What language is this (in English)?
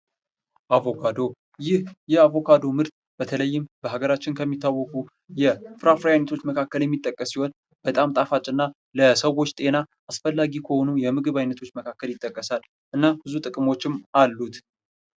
Amharic